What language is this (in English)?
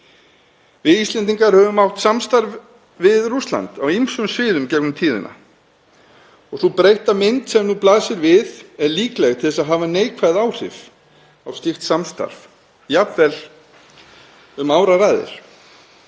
Icelandic